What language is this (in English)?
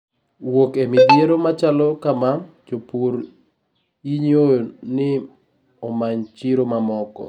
Luo (Kenya and Tanzania)